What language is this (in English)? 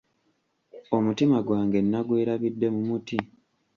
Ganda